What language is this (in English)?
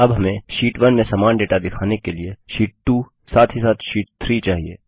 Hindi